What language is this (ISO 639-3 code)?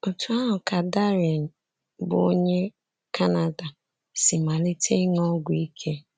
ibo